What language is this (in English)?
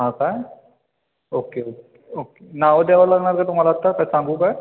Marathi